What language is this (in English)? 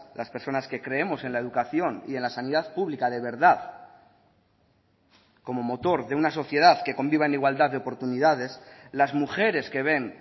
Spanish